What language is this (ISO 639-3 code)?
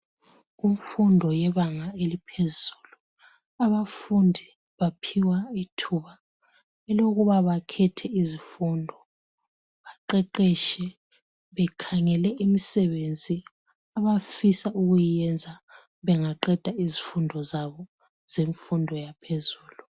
nde